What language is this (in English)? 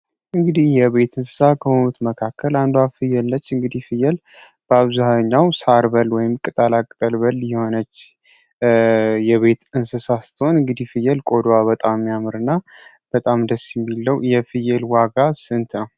Amharic